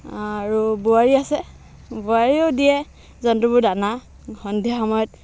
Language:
Assamese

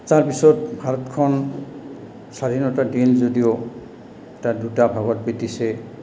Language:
Assamese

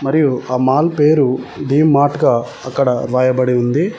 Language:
Telugu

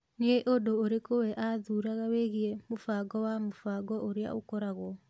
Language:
Kikuyu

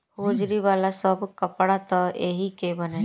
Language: Bhojpuri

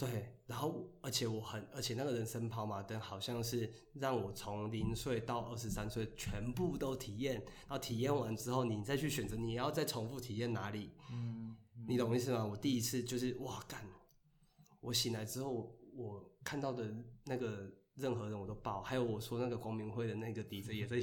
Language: Chinese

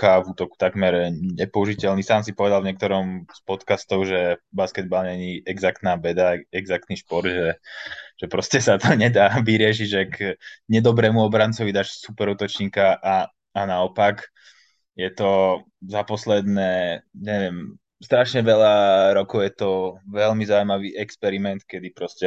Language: Slovak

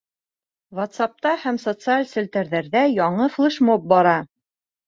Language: Bashkir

